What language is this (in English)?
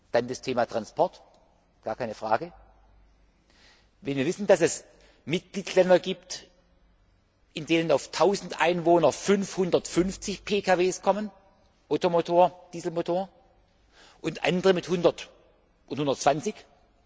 German